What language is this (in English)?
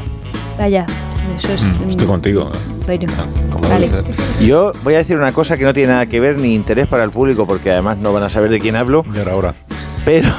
Spanish